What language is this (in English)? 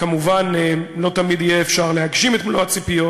Hebrew